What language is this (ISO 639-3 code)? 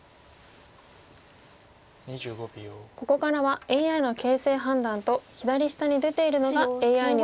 jpn